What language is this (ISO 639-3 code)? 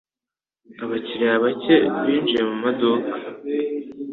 kin